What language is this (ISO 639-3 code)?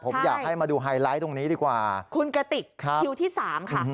tha